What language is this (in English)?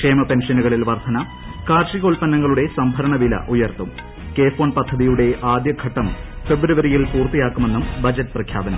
Malayalam